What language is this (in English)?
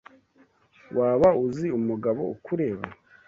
Kinyarwanda